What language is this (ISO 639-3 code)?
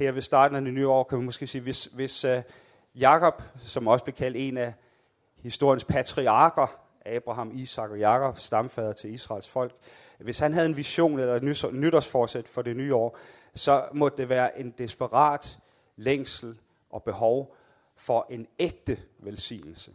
dan